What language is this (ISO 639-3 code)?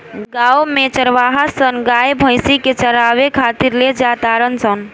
bho